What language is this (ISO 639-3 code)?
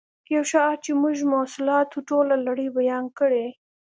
pus